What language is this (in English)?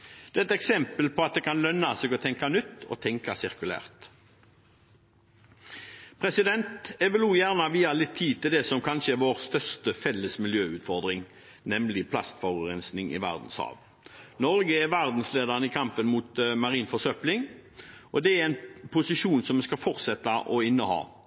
Norwegian Bokmål